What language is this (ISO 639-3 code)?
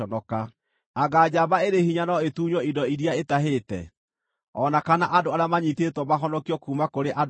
kik